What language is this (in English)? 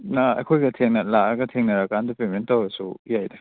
Manipuri